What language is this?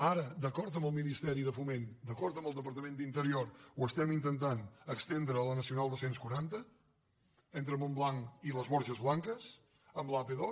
Catalan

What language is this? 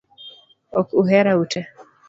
Luo (Kenya and Tanzania)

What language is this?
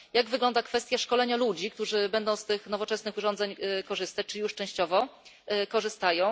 Polish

